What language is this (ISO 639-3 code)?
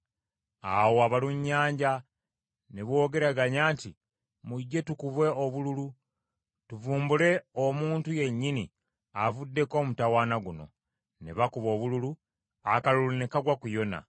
lug